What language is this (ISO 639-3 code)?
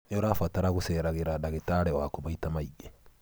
kik